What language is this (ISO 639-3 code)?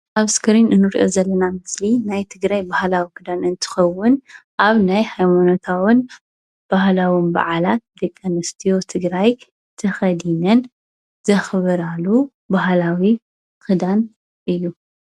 tir